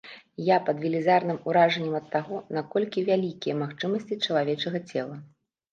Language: Belarusian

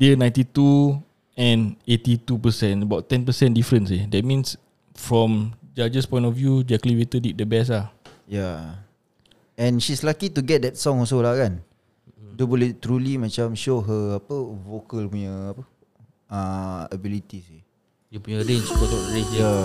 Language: Malay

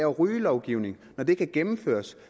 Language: Danish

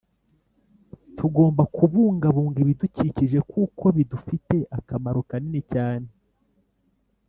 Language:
Kinyarwanda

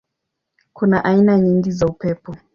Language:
Swahili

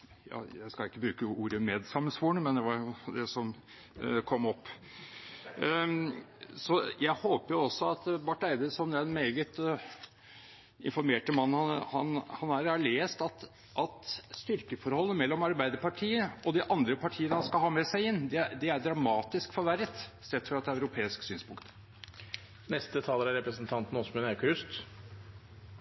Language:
Norwegian Bokmål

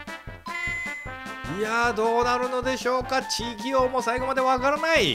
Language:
Japanese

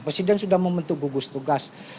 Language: Indonesian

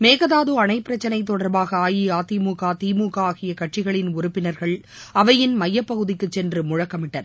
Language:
Tamil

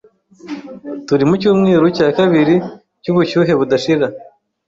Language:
Kinyarwanda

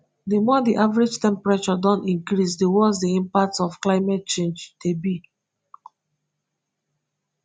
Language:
Nigerian Pidgin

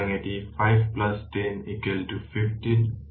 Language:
Bangla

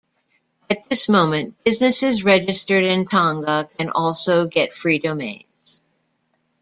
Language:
English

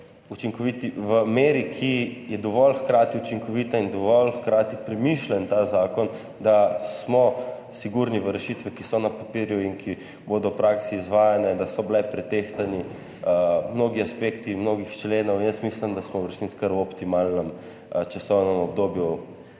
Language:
Slovenian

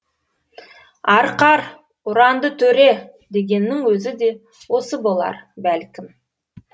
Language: Kazakh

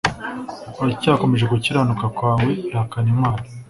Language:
Kinyarwanda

